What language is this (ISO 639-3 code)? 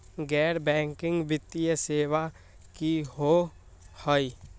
mag